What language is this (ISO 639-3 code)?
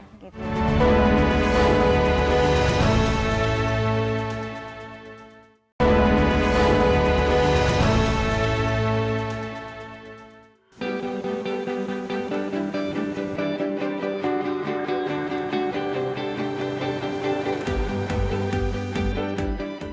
ind